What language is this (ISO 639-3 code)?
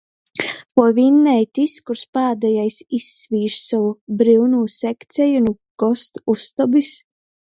ltg